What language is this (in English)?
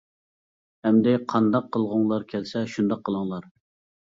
Uyghur